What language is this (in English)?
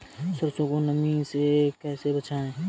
Hindi